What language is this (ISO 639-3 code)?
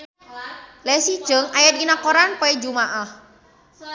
sun